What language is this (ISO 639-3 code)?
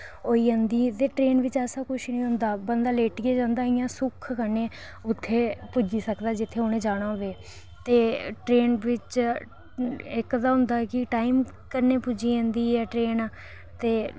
doi